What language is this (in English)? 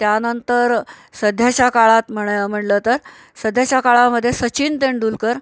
Marathi